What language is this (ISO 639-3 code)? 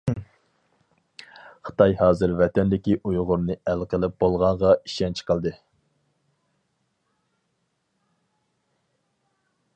uig